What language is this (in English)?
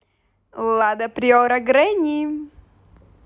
Russian